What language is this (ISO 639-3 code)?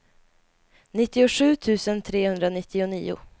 swe